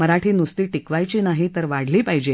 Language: Marathi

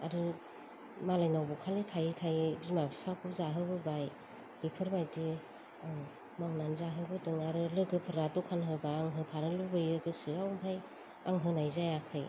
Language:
Bodo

